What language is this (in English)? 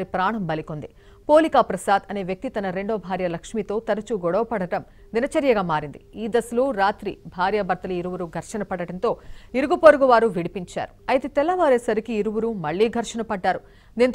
Hindi